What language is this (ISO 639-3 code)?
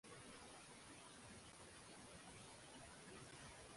swa